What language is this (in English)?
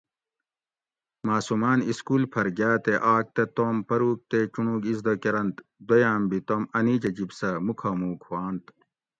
Gawri